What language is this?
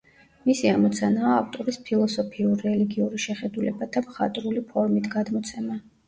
Georgian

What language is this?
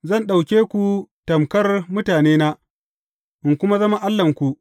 Hausa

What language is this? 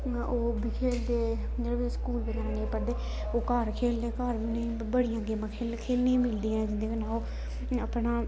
Dogri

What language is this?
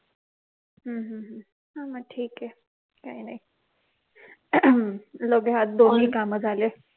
Marathi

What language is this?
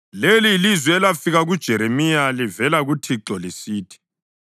North Ndebele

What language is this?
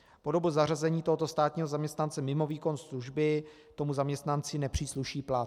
Czech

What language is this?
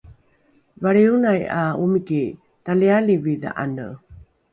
Rukai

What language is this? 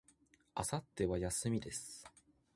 Japanese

